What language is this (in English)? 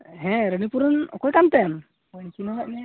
Santali